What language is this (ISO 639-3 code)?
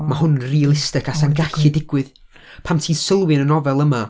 cym